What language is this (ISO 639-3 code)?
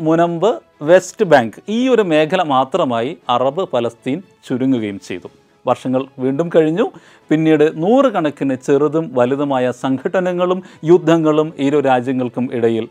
mal